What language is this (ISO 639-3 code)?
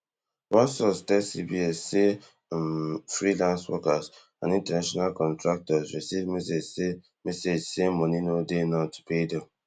pcm